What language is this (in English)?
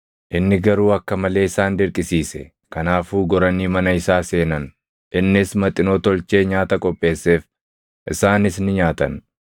Oromo